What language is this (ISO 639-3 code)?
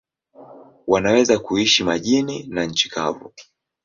swa